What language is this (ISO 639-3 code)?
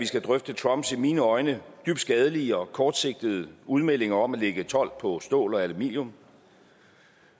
dan